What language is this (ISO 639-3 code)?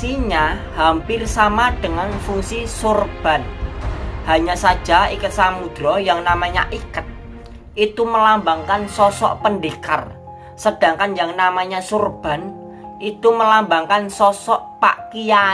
ind